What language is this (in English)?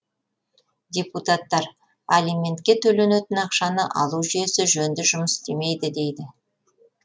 Kazakh